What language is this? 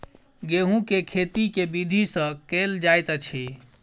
Maithili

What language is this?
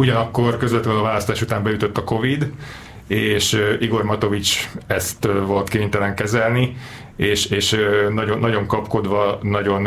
Hungarian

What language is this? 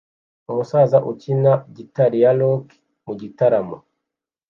Kinyarwanda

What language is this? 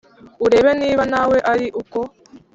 Kinyarwanda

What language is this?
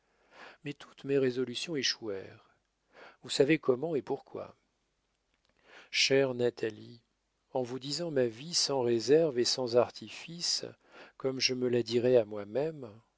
French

